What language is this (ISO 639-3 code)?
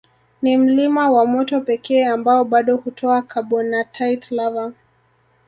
swa